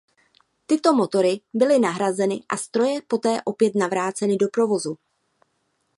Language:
Czech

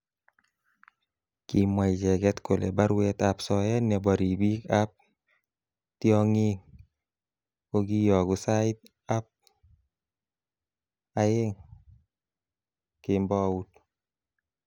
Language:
Kalenjin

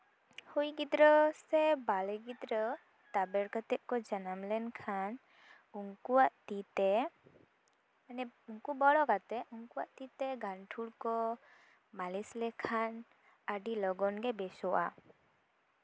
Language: Santali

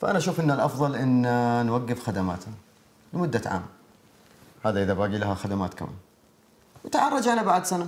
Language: Arabic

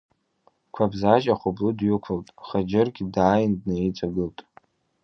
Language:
Abkhazian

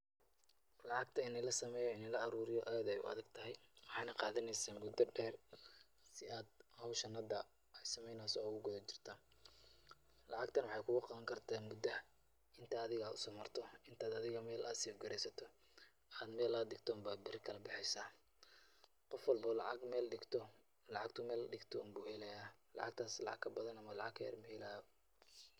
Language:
Somali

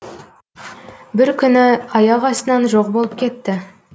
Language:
Kazakh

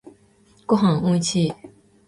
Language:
Japanese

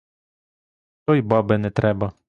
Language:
Ukrainian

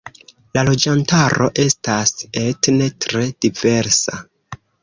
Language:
Esperanto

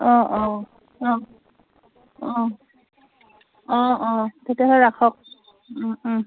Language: Assamese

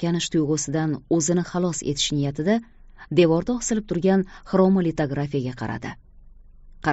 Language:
Turkish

